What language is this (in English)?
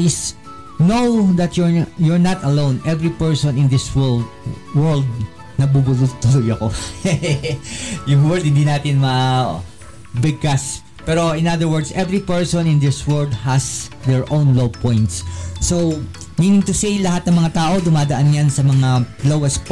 Filipino